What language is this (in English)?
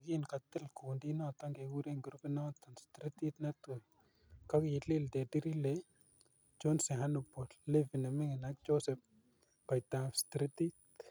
Kalenjin